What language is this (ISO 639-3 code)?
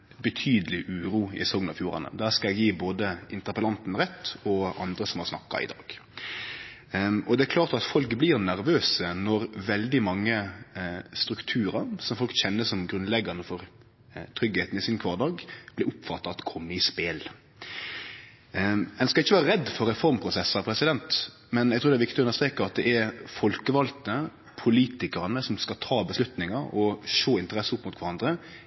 nno